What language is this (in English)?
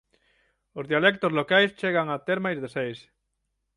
Galician